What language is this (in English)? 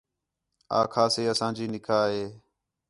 Khetrani